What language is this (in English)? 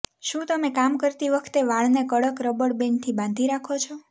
Gujarati